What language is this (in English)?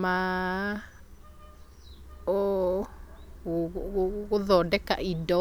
Kikuyu